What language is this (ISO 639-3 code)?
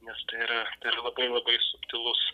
lit